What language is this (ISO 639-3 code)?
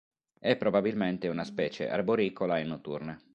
ita